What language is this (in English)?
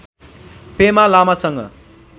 Nepali